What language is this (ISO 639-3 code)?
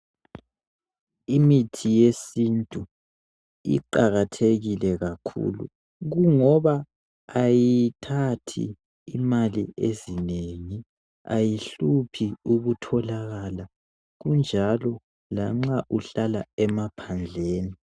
nde